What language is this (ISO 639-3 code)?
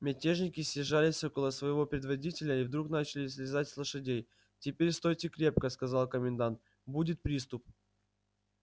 rus